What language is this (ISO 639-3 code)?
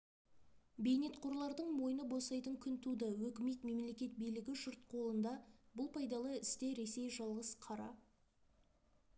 kaz